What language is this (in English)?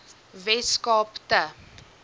Afrikaans